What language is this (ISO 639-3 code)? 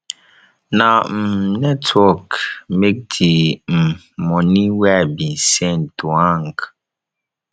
pcm